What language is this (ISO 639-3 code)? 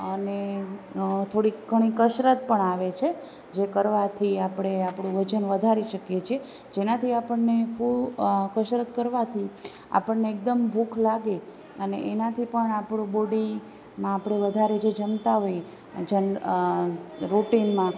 guj